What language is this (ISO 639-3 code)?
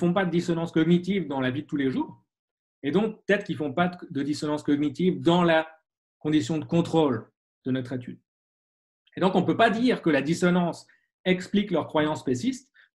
fra